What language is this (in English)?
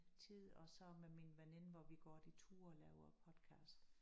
Danish